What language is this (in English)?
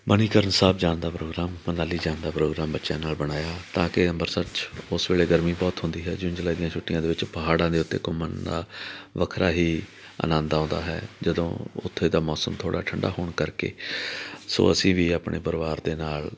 Punjabi